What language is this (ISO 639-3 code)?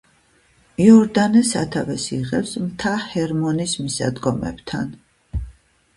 kat